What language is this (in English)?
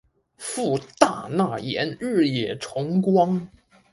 Chinese